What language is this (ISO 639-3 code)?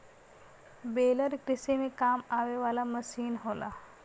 bho